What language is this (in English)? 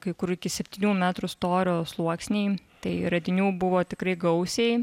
Lithuanian